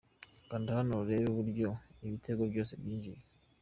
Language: Kinyarwanda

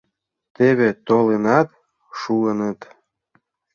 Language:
Mari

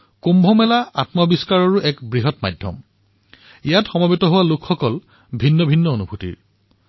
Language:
Assamese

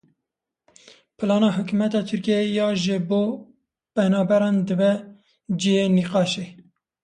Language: Kurdish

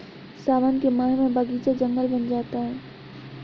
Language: Hindi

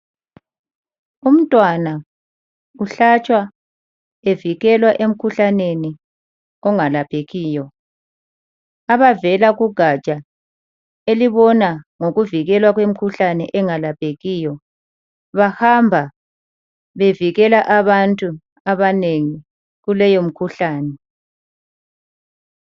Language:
North Ndebele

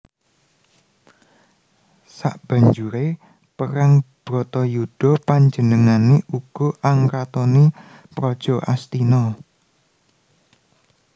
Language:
Javanese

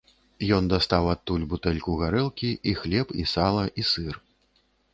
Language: Belarusian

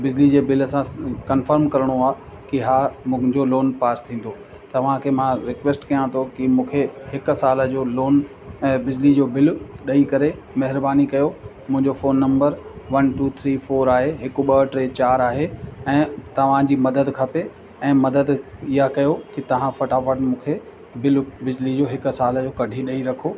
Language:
Sindhi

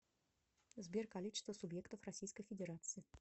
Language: Russian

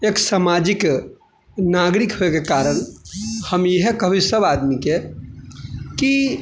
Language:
Maithili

